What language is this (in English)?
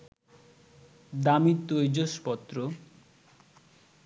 Bangla